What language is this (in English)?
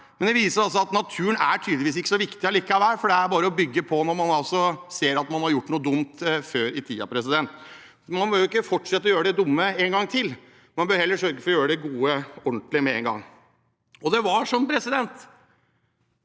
Norwegian